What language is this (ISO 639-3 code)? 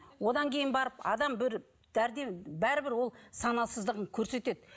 kaz